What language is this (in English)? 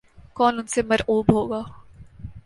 Urdu